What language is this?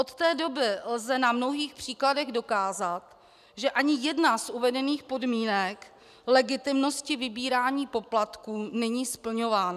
Czech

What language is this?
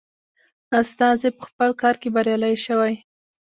Pashto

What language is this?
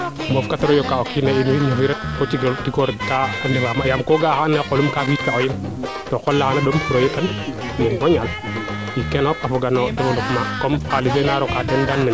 Serer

